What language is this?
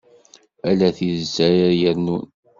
Kabyle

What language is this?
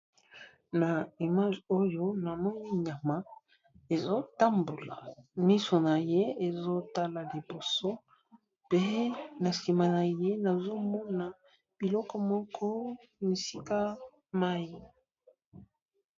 Lingala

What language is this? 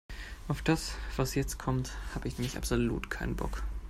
German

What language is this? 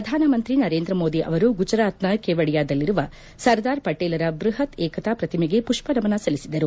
Kannada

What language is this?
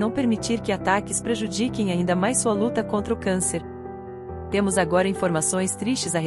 Portuguese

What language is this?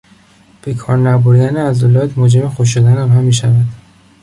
Persian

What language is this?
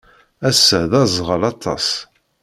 Kabyle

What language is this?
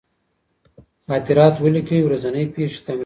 Pashto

